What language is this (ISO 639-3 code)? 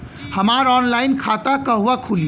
bho